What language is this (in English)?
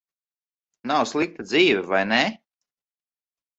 Latvian